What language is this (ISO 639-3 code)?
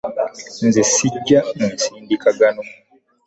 lug